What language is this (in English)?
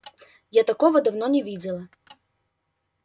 Russian